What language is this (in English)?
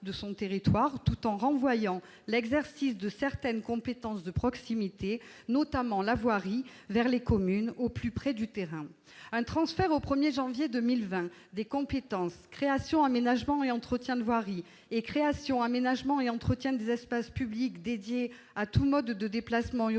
French